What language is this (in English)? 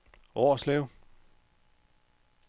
Danish